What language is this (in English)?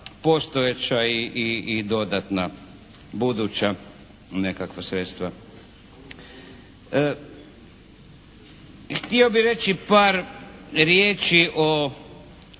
Croatian